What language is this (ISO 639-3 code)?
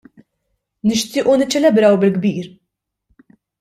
mlt